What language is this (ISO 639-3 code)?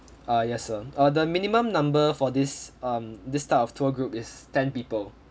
eng